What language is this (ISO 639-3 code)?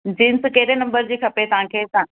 snd